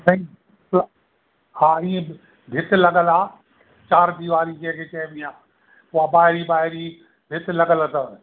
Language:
Sindhi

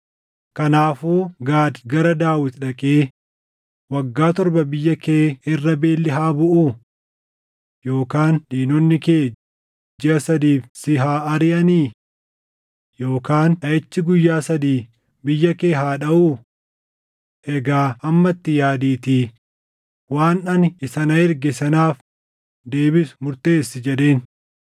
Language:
Oromo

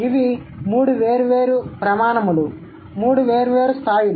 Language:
Telugu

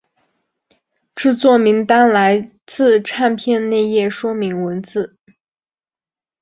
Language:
Chinese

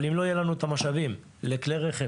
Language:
Hebrew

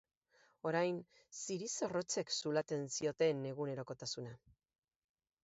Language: Basque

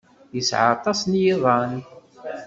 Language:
Kabyle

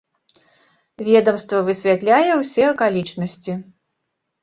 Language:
Belarusian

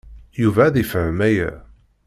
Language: Kabyle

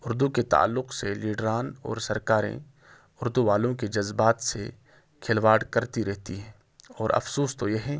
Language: Urdu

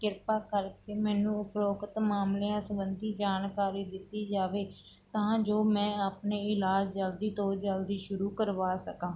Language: Punjabi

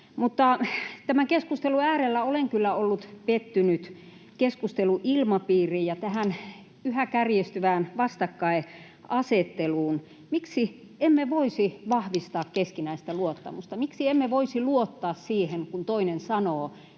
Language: Finnish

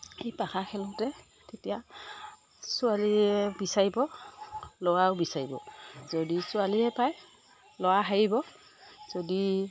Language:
Assamese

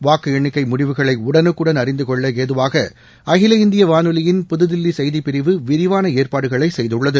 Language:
Tamil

